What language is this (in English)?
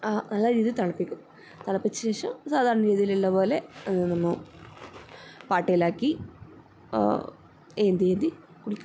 Malayalam